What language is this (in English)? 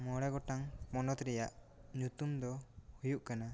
Santali